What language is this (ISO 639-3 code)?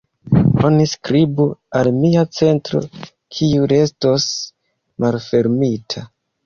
epo